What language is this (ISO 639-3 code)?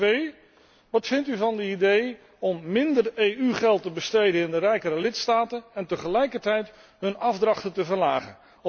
nld